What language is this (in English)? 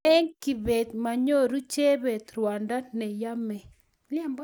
Kalenjin